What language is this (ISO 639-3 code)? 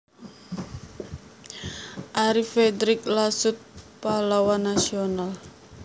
jav